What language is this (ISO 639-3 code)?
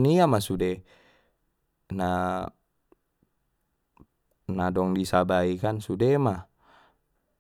btm